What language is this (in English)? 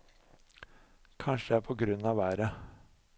Norwegian